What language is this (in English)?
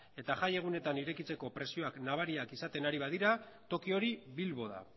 Basque